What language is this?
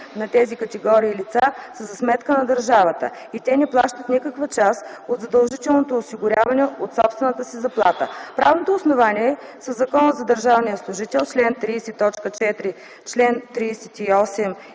Bulgarian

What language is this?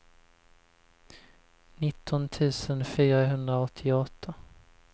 Swedish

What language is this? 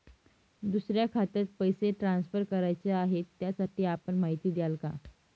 Marathi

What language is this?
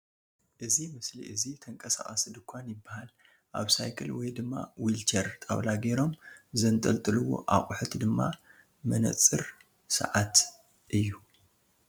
Tigrinya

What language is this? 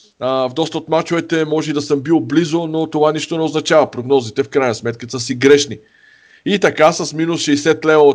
Bulgarian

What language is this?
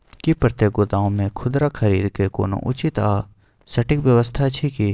Maithili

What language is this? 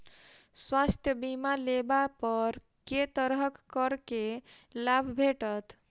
Maithili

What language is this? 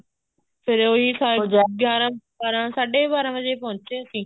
Punjabi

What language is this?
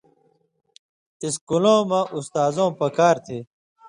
Indus Kohistani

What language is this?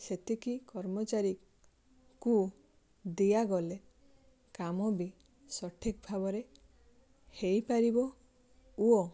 Odia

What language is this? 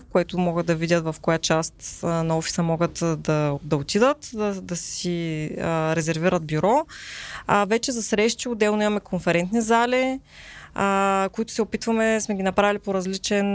Bulgarian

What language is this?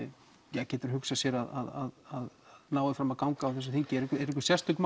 Icelandic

